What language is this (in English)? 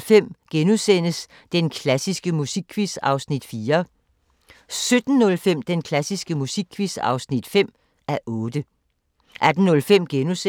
Danish